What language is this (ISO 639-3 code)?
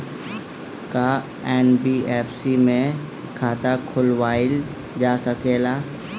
bho